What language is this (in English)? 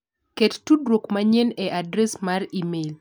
Luo (Kenya and Tanzania)